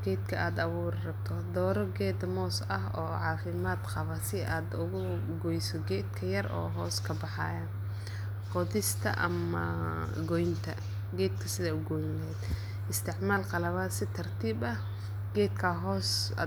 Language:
Somali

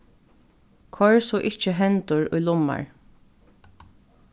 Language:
Faroese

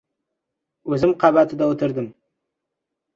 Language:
Uzbek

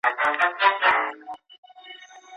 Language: Pashto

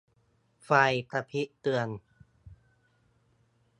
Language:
Thai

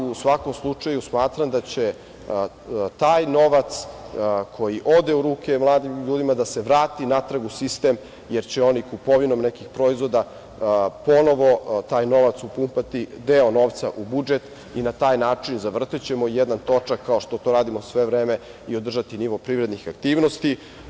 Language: Serbian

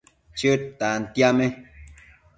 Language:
Matsés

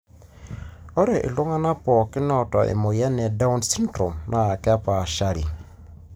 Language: Masai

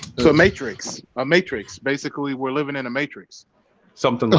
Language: English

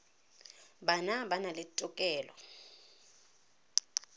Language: Tswana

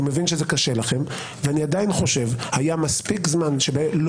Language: Hebrew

